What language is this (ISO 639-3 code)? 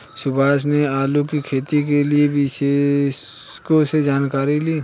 hin